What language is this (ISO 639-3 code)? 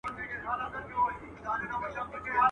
pus